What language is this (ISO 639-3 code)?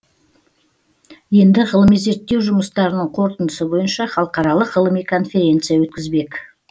kaz